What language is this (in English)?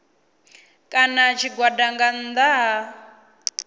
Venda